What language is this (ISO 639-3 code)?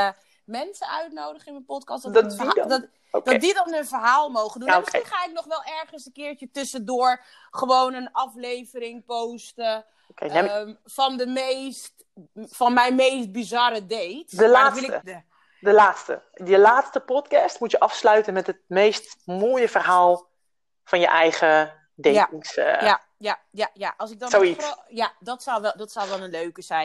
nld